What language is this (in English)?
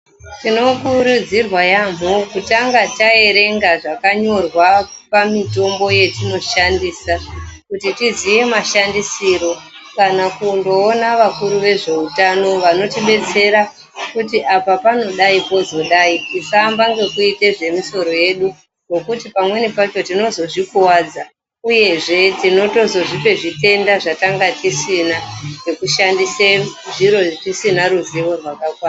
Ndau